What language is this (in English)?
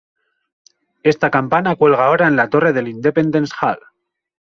Spanish